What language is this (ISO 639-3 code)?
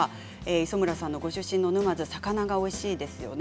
jpn